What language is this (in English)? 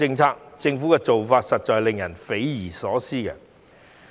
Cantonese